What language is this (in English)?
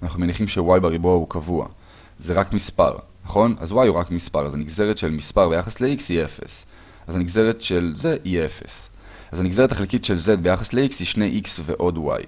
Hebrew